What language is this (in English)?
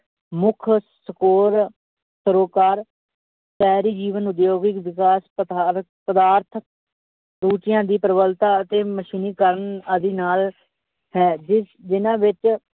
Punjabi